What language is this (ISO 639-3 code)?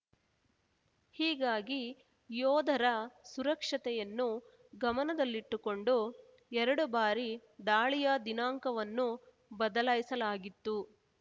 kan